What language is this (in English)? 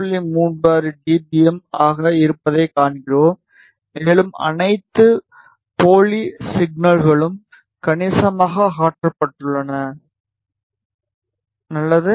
Tamil